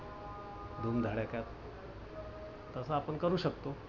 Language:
Marathi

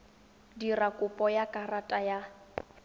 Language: Tswana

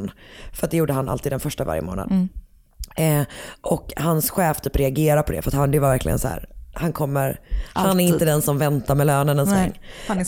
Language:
Swedish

